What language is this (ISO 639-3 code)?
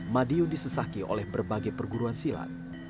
ind